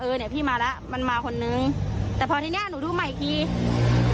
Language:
Thai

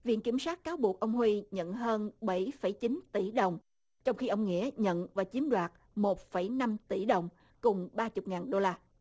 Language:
Vietnamese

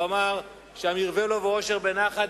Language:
Hebrew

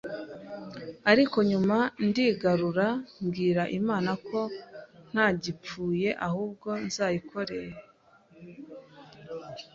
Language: Kinyarwanda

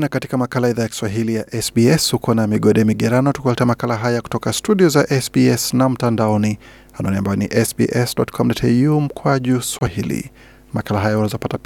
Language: Swahili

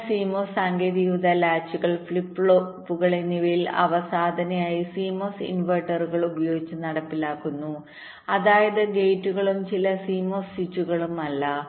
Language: Malayalam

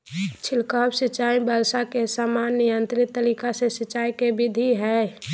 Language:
Magahi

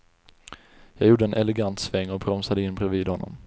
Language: Swedish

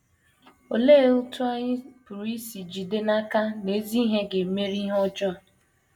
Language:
Igbo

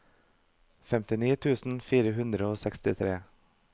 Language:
Norwegian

